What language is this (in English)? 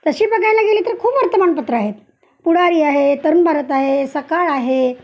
Marathi